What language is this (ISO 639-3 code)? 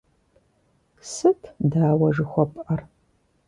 kbd